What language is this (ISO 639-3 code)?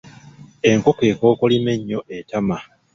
lug